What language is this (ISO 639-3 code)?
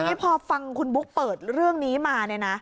tha